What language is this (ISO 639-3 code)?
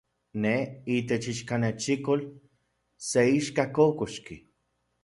ncx